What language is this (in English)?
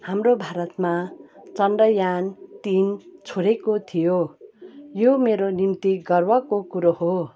Nepali